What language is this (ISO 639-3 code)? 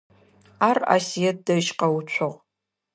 ady